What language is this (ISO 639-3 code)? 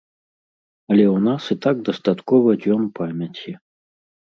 bel